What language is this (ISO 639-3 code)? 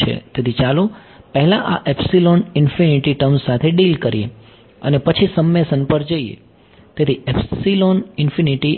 guj